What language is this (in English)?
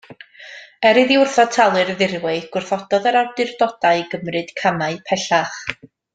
Welsh